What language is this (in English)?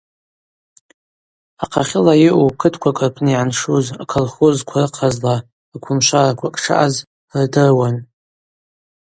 Abaza